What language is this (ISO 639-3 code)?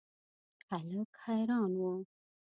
pus